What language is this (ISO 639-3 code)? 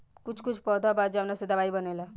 bho